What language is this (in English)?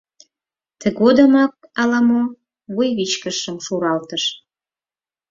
Mari